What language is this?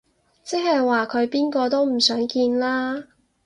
Cantonese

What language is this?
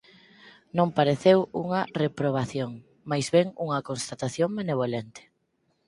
Galician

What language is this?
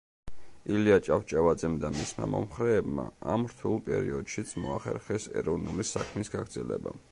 Georgian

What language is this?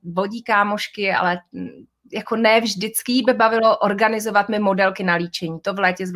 Czech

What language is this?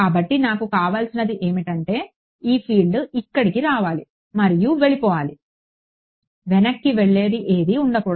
Telugu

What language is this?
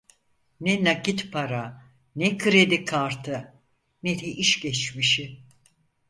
Turkish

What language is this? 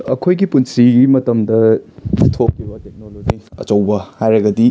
Manipuri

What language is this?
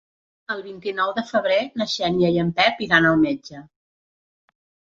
Catalan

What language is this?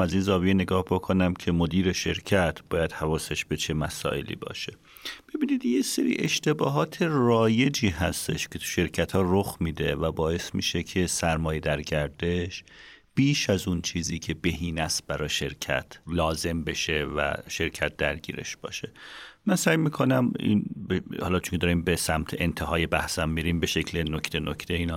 Persian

